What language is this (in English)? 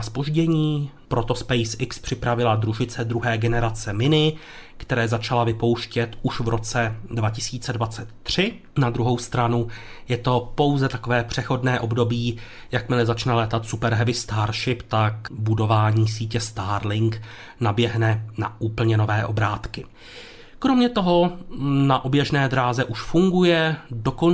Czech